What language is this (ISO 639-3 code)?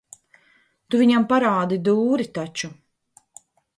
lav